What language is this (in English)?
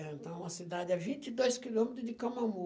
Portuguese